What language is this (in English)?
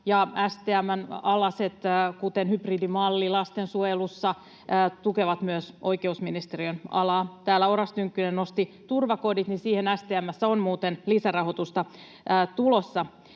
Finnish